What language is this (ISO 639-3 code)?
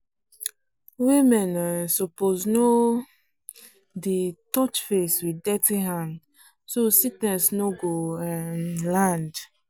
pcm